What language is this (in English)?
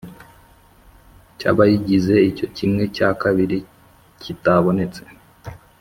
Kinyarwanda